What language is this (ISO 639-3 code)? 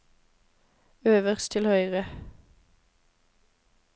nor